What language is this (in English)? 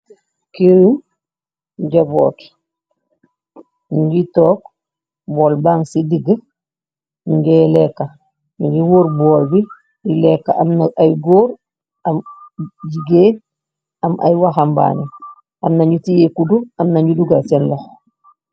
Wolof